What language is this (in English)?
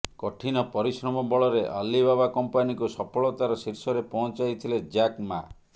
Odia